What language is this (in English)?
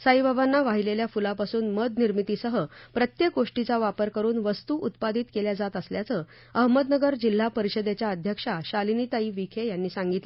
Marathi